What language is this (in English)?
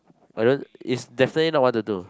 English